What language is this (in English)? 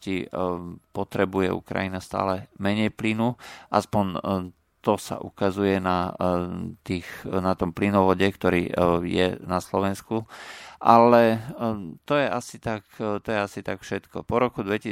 Slovak